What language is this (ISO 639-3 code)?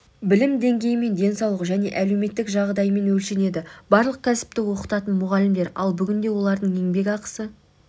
kaz